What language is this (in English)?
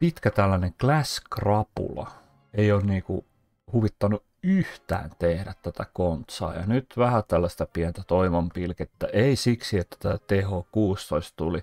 Finnish